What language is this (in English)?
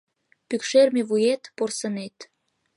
Mari